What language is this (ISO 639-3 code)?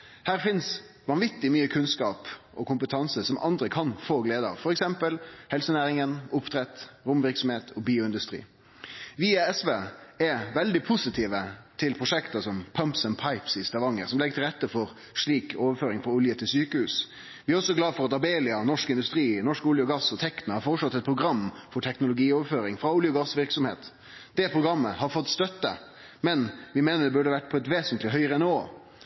nno